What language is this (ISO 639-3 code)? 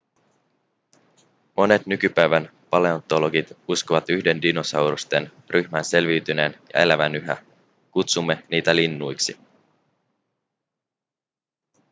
fin